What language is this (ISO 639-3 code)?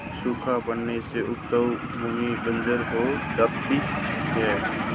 hin